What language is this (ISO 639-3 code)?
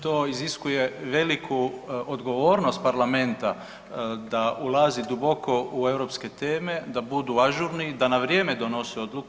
hrv